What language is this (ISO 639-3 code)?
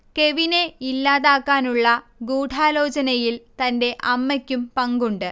mal